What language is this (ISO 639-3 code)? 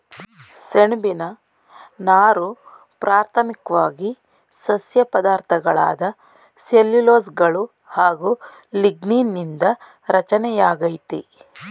kan